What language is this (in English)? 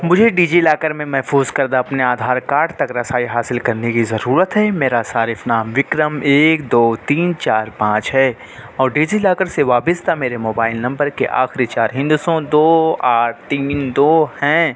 Urdu